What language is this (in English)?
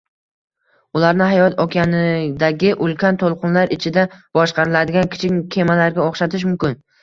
Uzbek